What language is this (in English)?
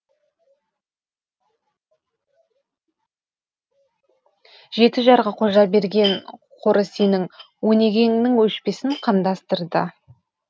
Kazakh